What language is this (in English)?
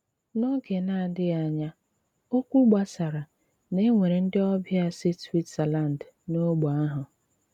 Igbo